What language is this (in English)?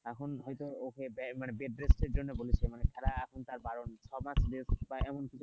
Bangla